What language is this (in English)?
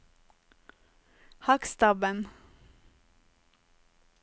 Norwegian